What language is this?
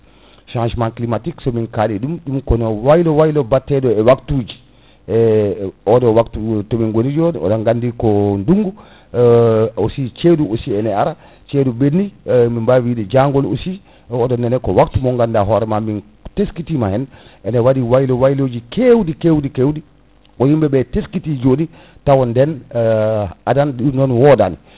Fula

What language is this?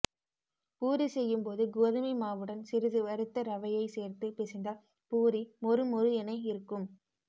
Tamil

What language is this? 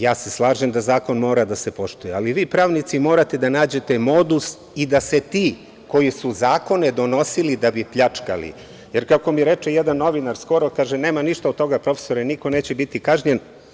Serbian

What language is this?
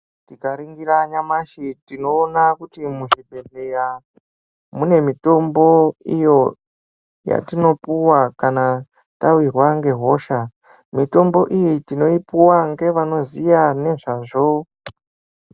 Ndau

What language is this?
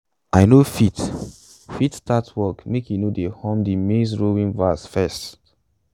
Nigerian Pidgin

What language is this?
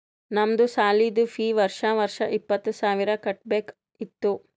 Kannada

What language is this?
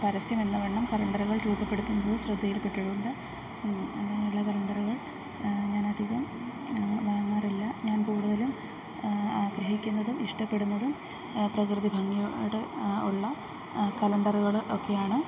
Malayalam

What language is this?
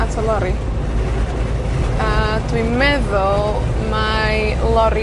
Welsh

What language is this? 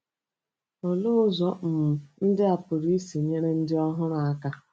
Igbo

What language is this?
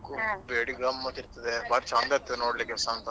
Kannada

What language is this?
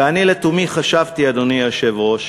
Hebrew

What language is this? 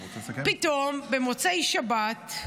Hebrew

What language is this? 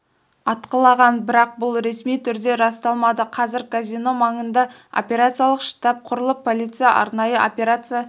Kazakh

